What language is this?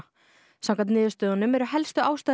Icelandic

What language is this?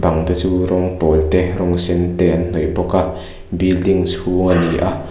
Mizo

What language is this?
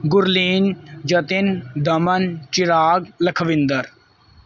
Punjabi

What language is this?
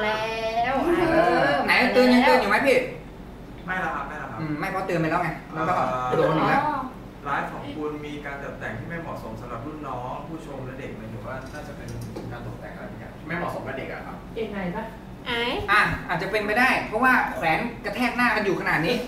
Thai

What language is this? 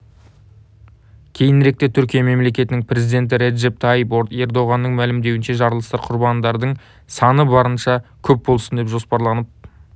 Kazakh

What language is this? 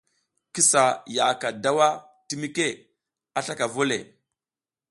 South Giziga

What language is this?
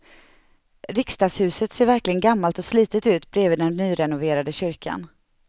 Swedish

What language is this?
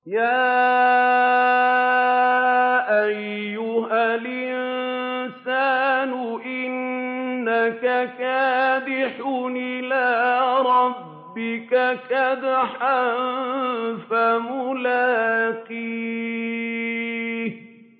Arabic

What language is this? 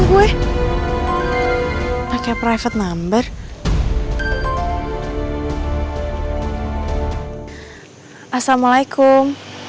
Indonesian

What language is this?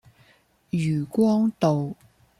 Cantonese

